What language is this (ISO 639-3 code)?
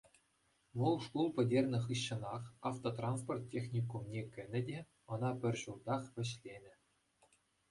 chv